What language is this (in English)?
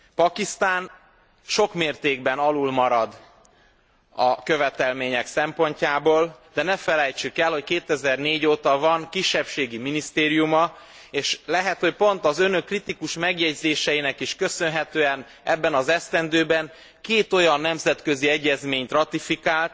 Hungarian